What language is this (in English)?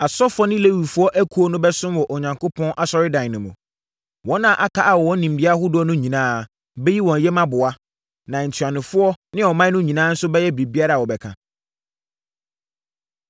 Akan